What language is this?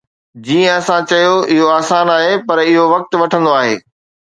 Sindhi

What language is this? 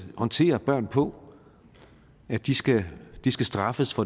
Danish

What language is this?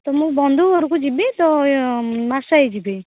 Odia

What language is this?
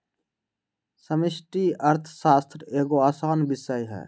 Magahi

